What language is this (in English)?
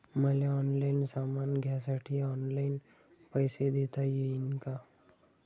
Marathi